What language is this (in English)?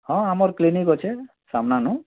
Odia